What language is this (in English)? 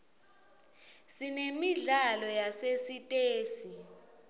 Swati